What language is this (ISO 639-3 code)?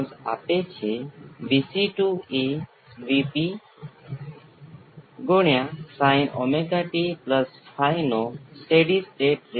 guj